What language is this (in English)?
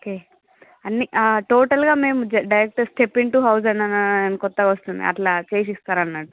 Telugu